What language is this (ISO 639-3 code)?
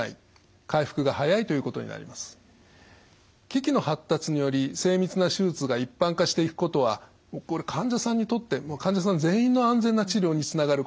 jpn